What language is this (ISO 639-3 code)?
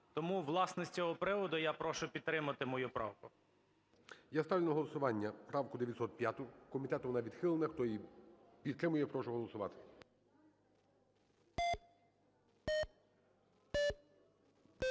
ukr